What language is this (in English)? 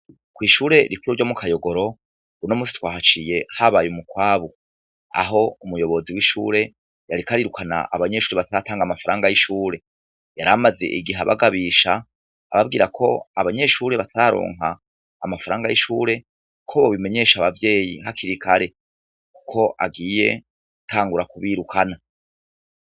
Rundi